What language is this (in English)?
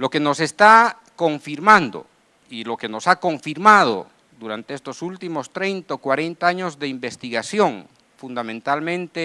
Spanish